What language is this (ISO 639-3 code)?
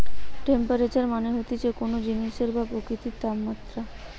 ben